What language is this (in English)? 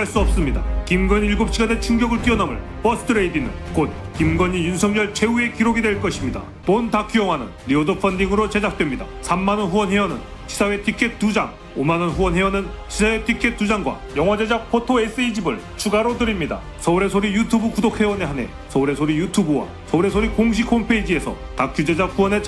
Korean